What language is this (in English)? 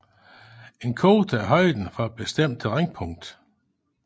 Danish